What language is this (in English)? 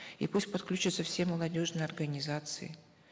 Kazakh